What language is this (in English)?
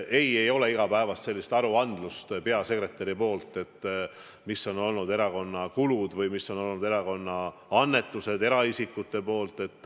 Estonian